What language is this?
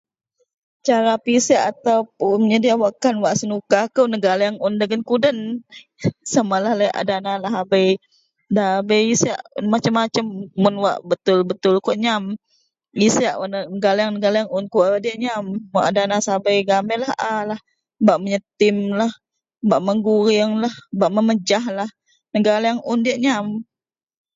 Central Melanau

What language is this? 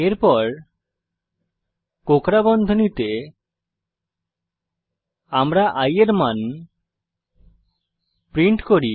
Bangla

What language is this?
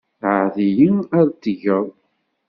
Kabyle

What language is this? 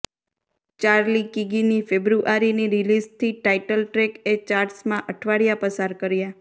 Gujarati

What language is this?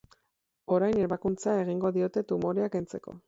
Basque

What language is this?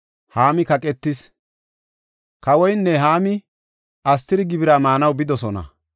Gofa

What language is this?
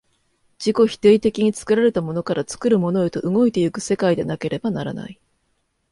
Japanese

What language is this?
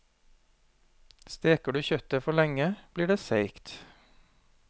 Norwegian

